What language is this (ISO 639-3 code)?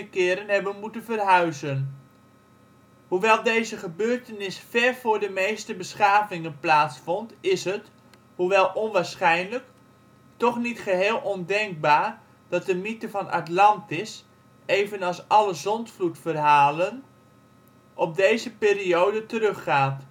nld